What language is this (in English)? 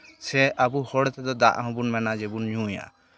Santali